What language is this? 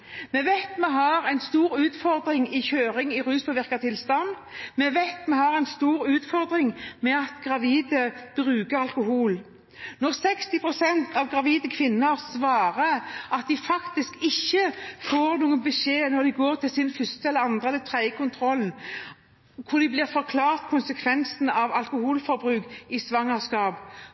Norwegian Bokmål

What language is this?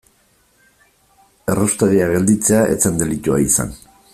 Basque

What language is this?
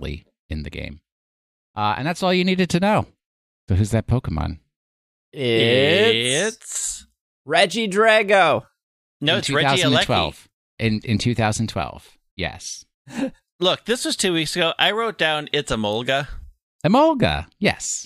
English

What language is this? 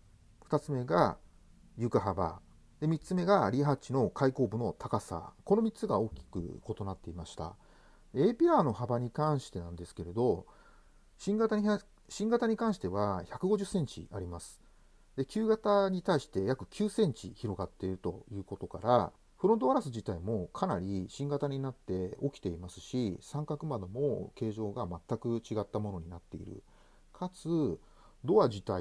Japanese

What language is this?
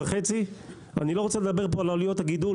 Hebrew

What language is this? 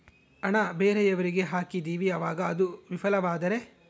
Kannada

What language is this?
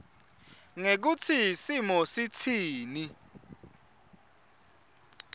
Swati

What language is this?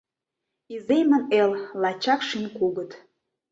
Mari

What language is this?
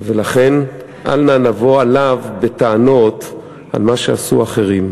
Hebrew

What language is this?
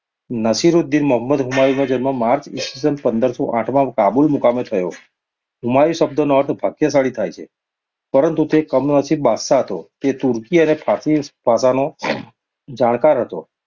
Gujarati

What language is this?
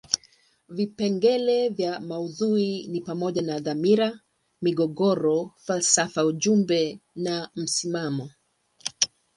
Swahili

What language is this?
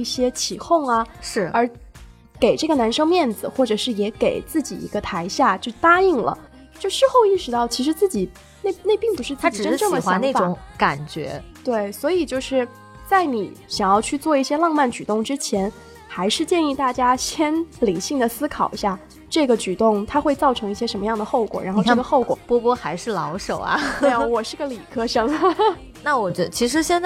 Chinese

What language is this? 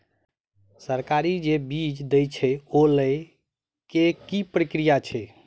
Maithili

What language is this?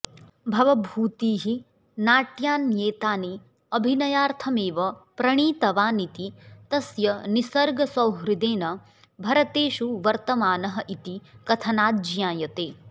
Sanskrit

